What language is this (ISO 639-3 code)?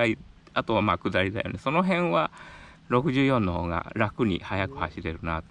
jpn